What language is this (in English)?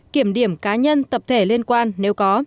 Vietnamese